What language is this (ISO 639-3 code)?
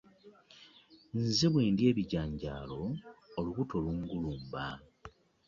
lug